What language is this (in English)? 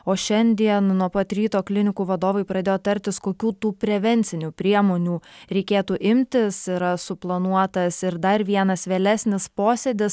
Lithuanian